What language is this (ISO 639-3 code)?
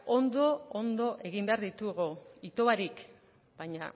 eus